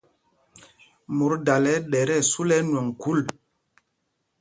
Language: Mpumpong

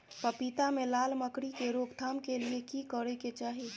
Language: Maithili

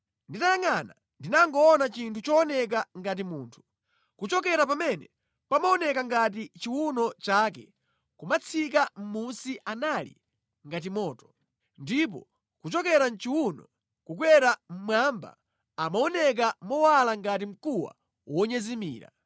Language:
Nyanja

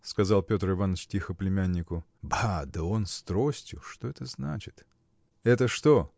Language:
Russian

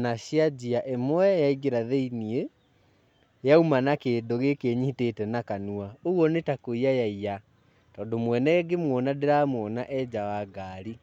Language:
Kikuyu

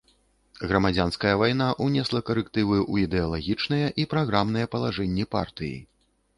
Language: Belarusian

